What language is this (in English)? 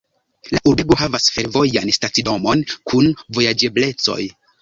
Esperanto